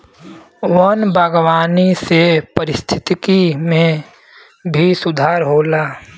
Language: Bhojpuri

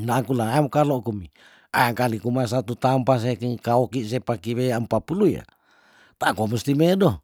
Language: Tondano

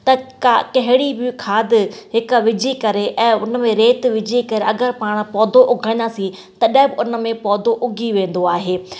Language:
Sindhi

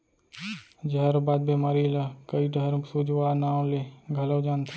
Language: Chhattisgarhi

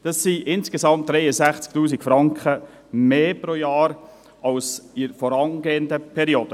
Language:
Swiss German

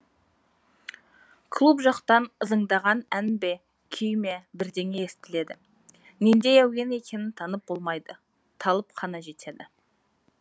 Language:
Kazakh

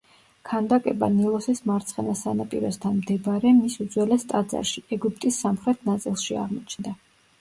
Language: Georgian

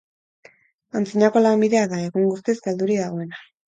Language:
Basque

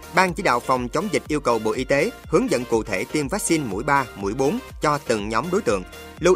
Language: Vietnamese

